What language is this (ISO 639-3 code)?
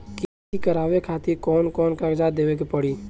bho